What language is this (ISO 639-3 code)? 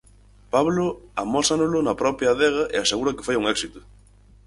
glg